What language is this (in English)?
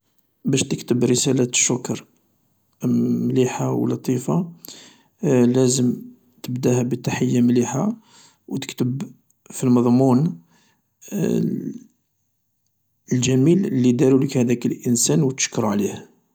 Algerian Arabic